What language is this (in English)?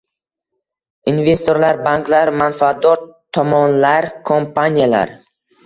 Uzbek